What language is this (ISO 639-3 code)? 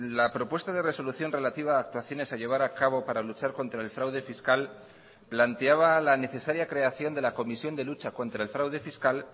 spa